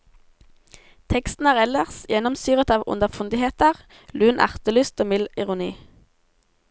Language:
Norwegian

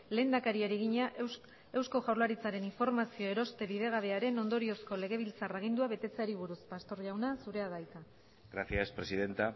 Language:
Basque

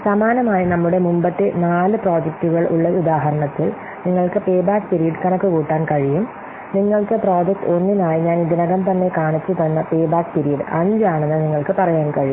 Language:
Malayalam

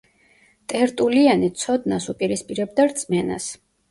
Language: Georgian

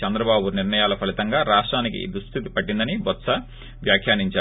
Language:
Telugu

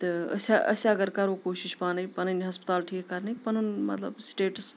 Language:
Kashmiri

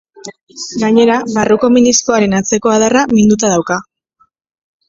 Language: Basque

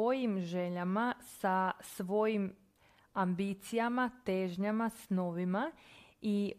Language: Croatian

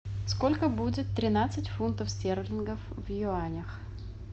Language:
Russian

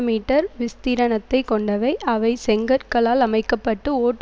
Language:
Tamil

